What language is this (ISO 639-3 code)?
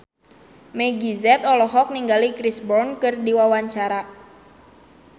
sun